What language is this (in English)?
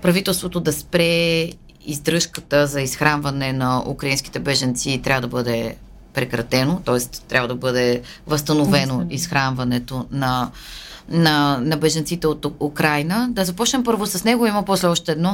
Bulgarian